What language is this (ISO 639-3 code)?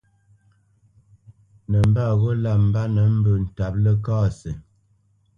bce